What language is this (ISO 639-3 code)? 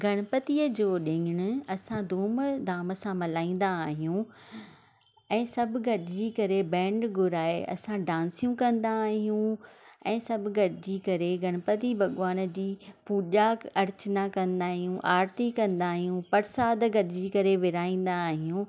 snd